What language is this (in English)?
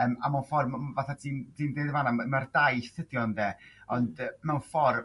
Welsh